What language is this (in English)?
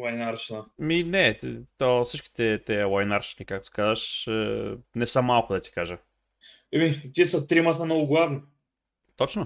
Bulgarian